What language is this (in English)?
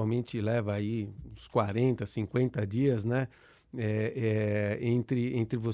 Portuguese